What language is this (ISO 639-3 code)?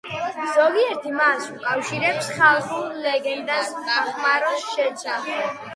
kat